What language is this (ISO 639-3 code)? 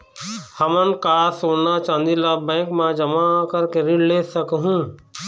hne